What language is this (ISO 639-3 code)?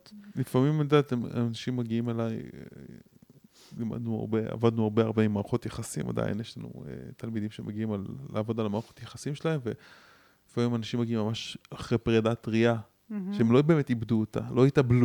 heb